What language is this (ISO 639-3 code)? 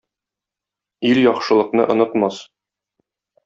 tat